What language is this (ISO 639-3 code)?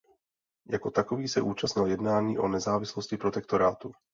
ces